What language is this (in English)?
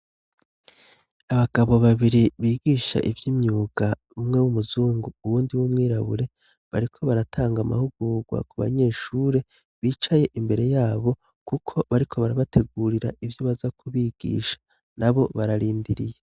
Rundi